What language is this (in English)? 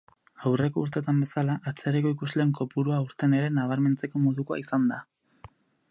Basque